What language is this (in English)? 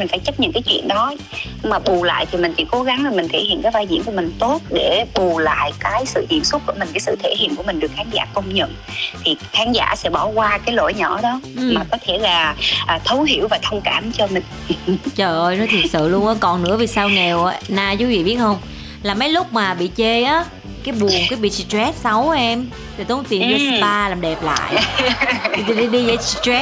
Vietnamese